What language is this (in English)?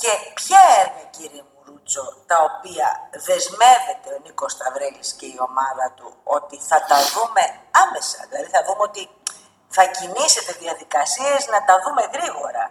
Greek